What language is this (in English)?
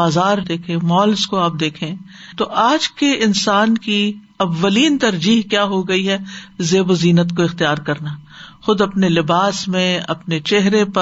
Urdu